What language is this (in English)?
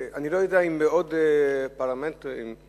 Hebrew